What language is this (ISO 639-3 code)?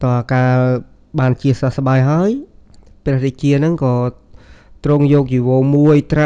tha